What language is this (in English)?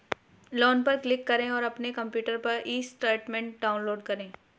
Hindi